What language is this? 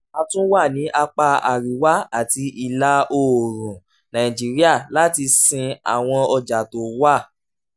Yoruba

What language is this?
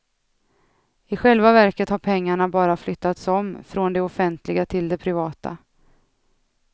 Swedish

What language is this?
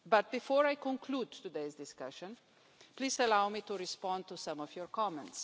English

